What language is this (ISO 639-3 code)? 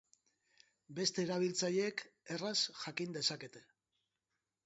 eus